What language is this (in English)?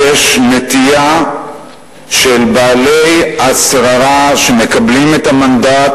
Hebrew